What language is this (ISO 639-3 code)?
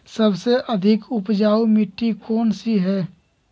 mag